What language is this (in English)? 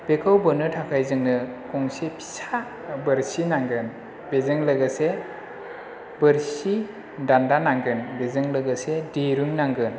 Bodo